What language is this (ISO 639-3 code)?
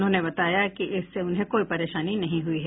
hin